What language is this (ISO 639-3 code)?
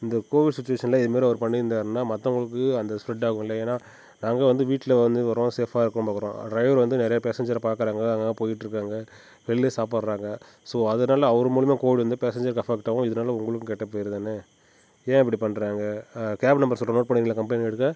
tam